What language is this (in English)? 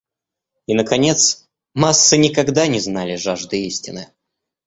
Russian